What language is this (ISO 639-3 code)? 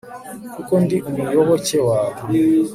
kin